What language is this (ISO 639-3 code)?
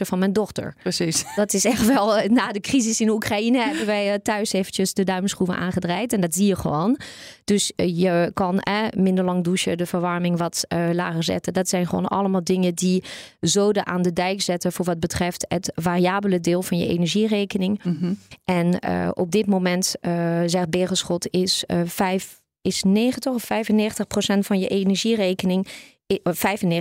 nld